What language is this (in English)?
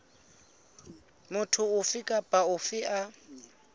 Southern Sotho